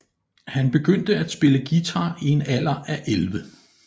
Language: Danish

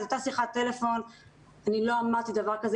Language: Hebrew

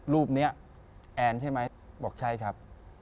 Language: Thai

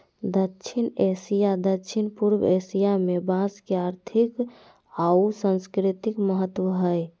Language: Magahi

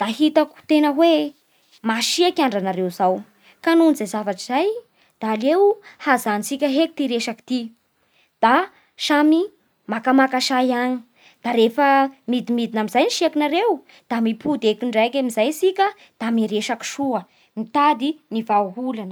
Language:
Bara Malagasy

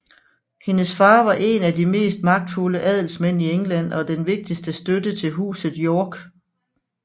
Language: Danish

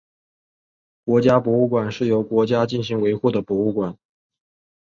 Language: Chinese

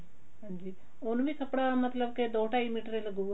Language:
Punjabi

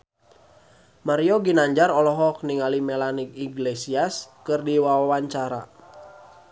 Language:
Sundanese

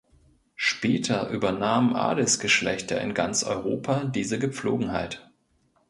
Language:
German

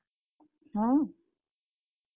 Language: Odia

